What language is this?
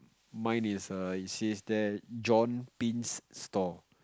English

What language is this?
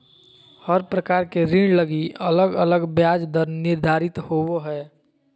Magahi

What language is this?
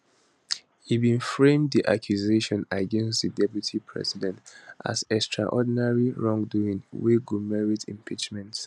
Nigerian Pidgin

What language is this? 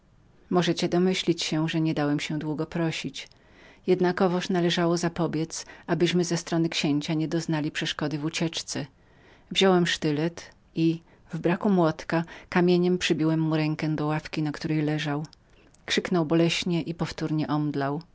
Polish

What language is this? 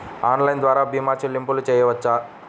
Telugu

